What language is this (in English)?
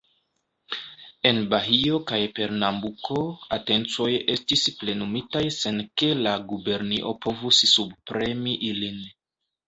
Esperanto